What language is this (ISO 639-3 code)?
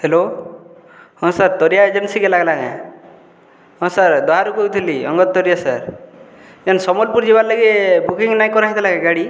ori